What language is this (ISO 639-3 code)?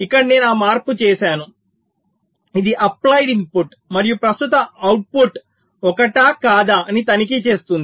tel